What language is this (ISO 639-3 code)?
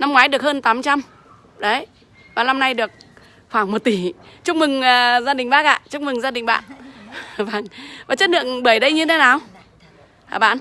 vie